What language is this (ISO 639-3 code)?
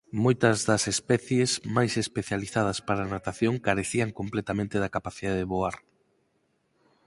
glg